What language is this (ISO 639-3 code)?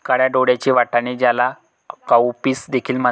mar